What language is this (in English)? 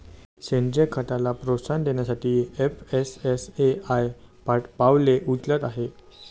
Marathi